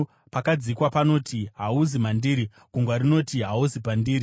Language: Shona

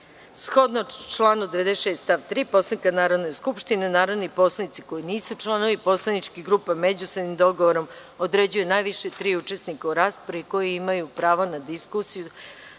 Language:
Serbian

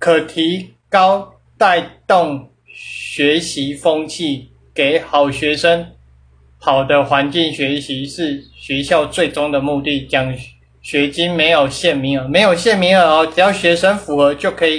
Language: Chinese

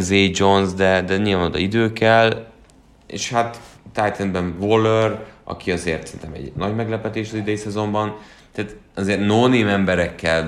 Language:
Hungarian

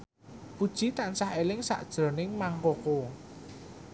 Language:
Javanese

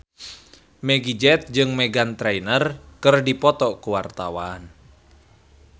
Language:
Sundanese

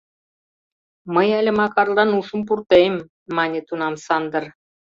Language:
Mari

